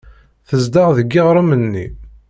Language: Kabyle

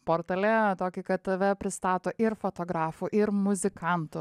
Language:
Lithuanian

